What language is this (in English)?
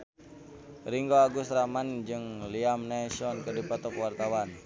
Sundanese